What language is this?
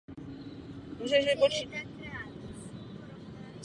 Czech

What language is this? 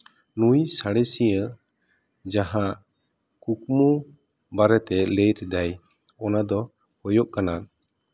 Santali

